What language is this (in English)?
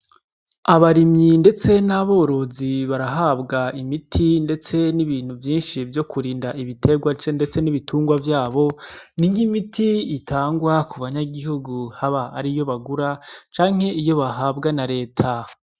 Rundi